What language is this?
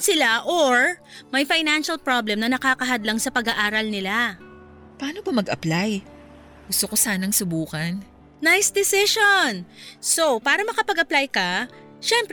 Filipino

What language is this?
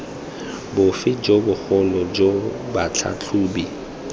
Tswana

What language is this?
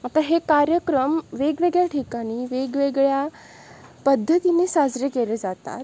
Marathi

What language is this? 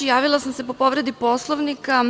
Serbian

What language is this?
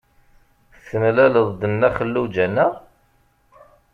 Kabyle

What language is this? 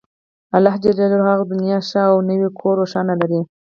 Pashto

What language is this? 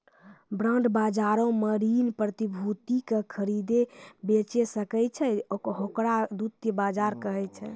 Maithili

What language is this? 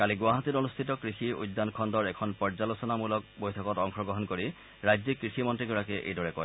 Assamese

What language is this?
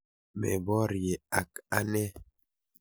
Kalenjin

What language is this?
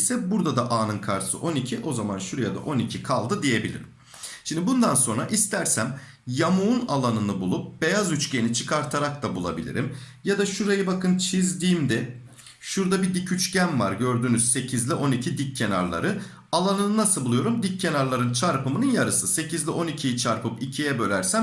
Turkish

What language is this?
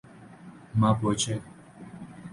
Urdu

